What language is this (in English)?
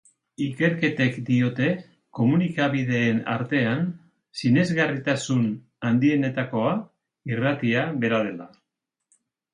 Basque